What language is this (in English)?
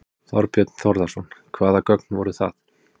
Icelandic